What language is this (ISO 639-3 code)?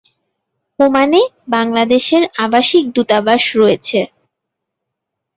ben